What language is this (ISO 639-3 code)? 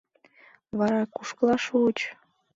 chm